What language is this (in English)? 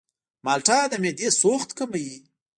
Pashto